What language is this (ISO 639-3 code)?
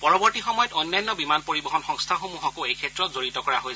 asm